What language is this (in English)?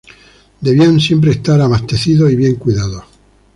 Spanish